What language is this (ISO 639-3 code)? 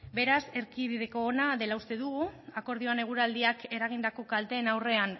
eus